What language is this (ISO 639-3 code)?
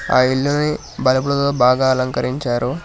tel